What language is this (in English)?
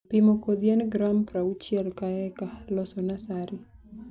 Luo (Kenya and Tanzania)